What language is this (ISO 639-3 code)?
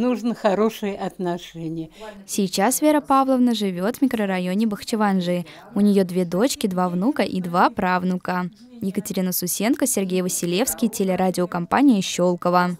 rus